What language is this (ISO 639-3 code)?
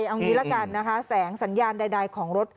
tha